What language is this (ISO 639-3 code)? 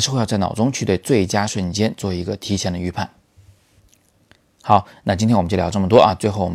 zho